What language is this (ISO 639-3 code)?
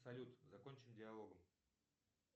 rus